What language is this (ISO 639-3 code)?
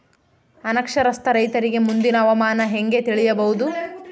kan